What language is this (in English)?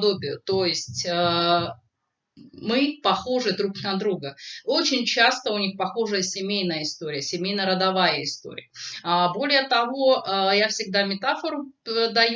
Russian